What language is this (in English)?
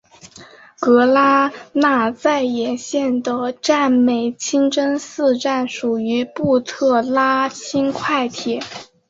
Chinese